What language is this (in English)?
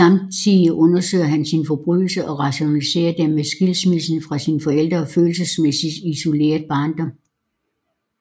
Danish